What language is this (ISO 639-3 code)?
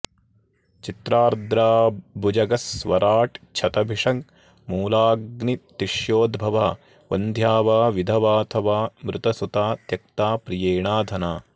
san